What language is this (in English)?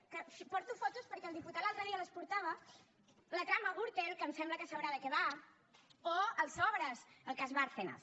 Catalan